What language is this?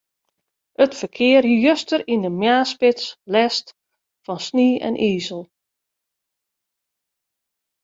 Western Frisian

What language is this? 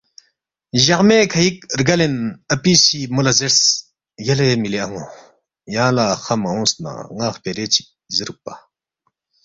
Balti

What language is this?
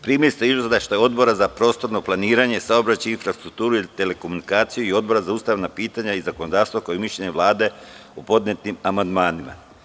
Serbian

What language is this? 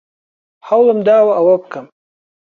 Central Kurdish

